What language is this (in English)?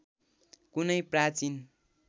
Nepali